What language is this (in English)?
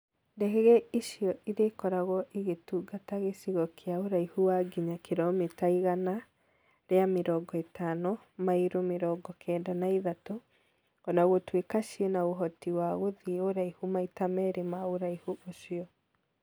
Kikuyu